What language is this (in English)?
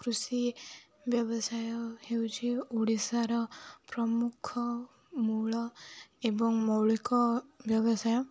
Odia